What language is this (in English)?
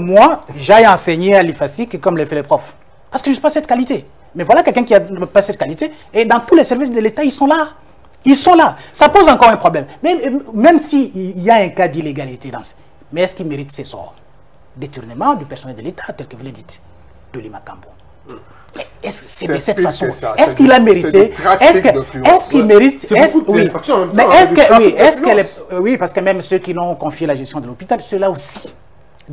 French